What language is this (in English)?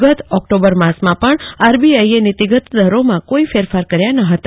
Gujarati